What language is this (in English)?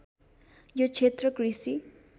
Nepali